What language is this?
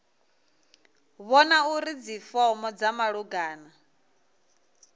Venda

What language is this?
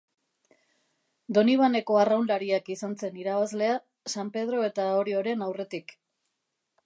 Basque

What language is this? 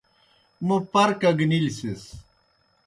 Kohistani Shina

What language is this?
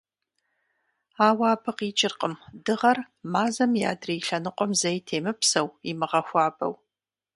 Kabardian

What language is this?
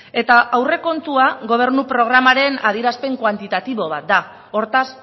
Basque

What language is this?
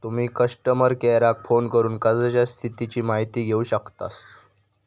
Marathi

